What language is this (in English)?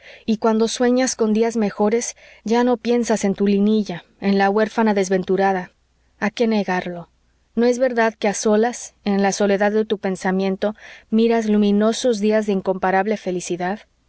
Spanish